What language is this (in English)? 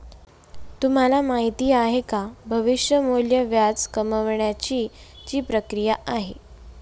Marathi